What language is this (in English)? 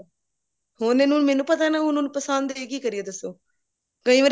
Punjabi